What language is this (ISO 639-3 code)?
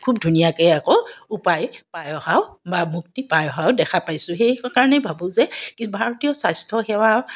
asm